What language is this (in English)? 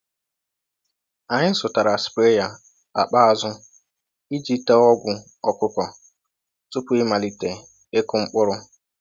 Igbo